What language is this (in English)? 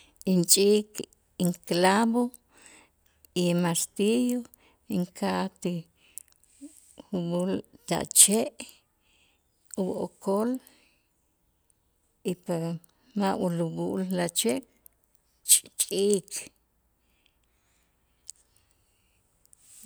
Itzá